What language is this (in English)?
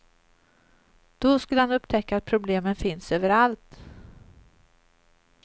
Swedish